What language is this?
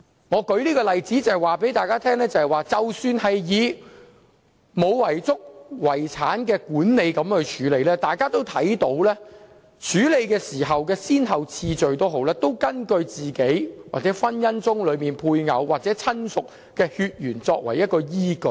Cantonese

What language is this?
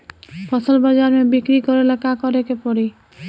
Bhojpuri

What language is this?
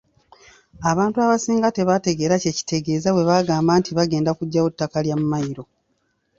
Ganda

